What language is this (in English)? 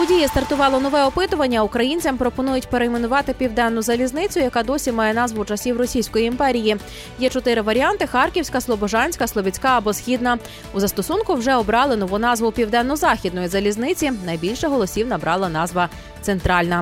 Ukrainian